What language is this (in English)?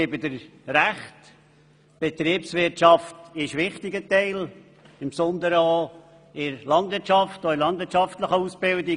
Swiss German